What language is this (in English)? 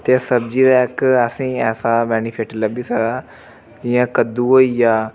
Dogri